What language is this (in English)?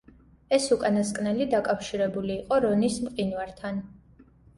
Georgian